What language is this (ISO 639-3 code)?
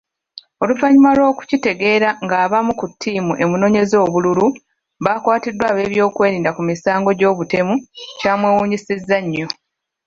lug